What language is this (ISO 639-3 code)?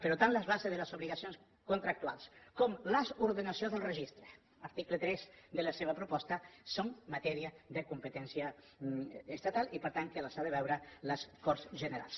cat